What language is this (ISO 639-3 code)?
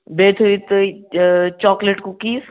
kas